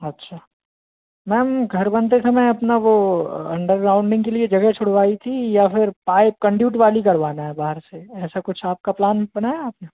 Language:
Hindi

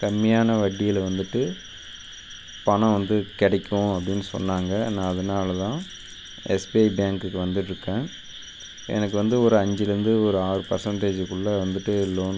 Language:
Tamil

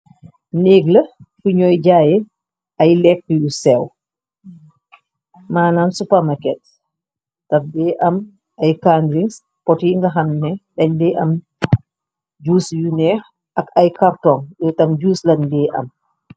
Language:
Wolof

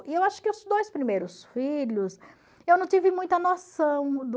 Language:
Portuguese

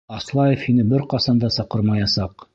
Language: Bashkir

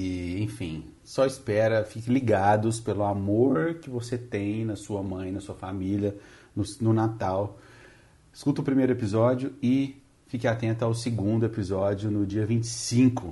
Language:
Portuguese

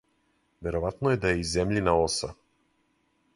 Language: Serbian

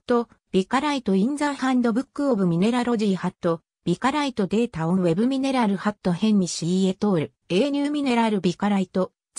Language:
Japanese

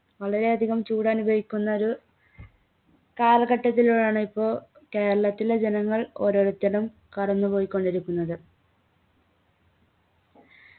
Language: Malayalam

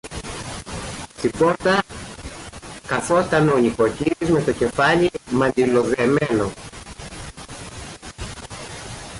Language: Greek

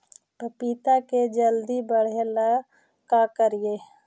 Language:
Magahi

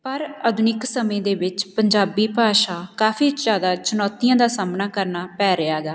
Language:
Punjabi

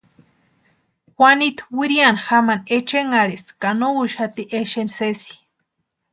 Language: Western Highland Purepecha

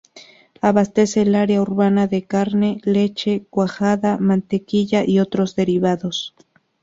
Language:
Spanish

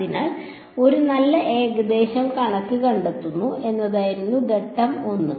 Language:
Malayalam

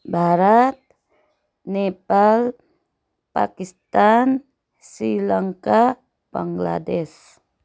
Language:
Nepali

